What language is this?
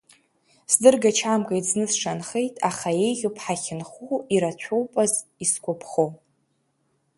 Abkhazian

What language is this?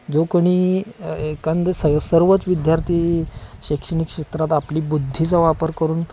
Marathi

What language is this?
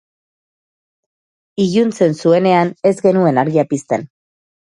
Basque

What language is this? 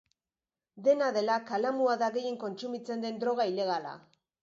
Basque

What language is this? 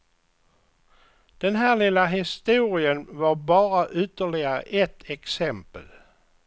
Swedish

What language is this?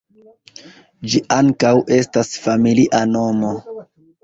Esperanto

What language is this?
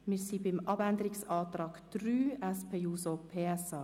Swiss German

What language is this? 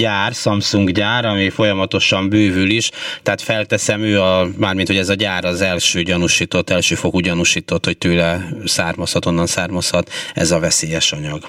Hungarian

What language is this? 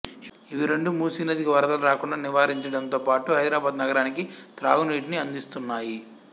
Telugu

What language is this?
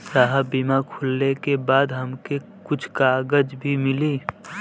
Bhojpuri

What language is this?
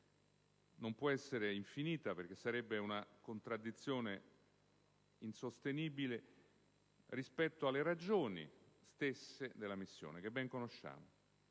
Italian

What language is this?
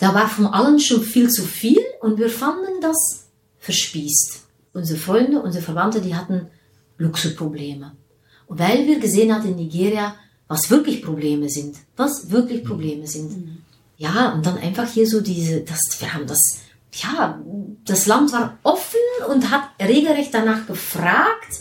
German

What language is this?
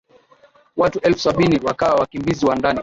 Swahili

